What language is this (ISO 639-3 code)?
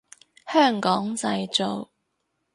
yue